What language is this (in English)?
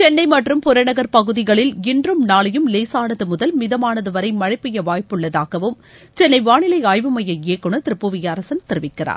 Tamil